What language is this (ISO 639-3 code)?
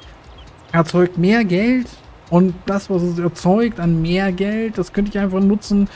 deu